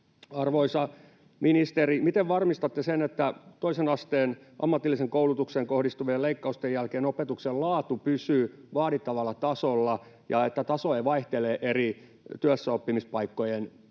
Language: Finnish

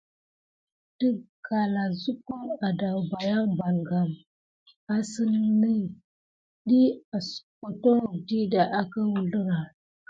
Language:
Gidar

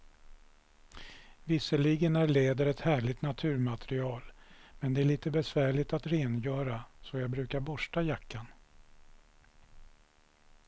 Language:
Swedish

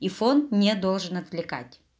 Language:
Russian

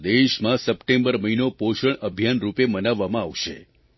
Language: Gujarati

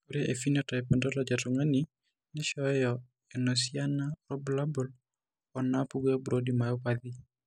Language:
Masai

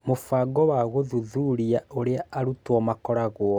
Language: Kikuyu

